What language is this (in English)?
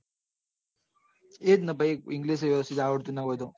Gujarati